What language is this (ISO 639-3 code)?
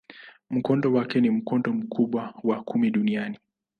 swa